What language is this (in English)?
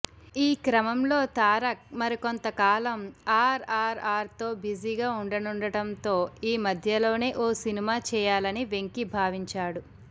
Telugu